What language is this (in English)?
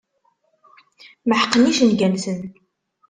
Kabyle